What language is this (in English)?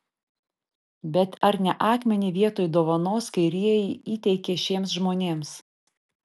Lithuanian